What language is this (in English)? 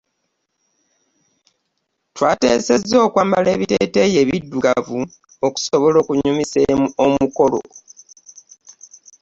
Ganda